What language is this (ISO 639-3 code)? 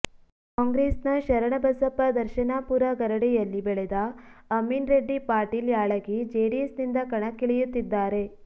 kan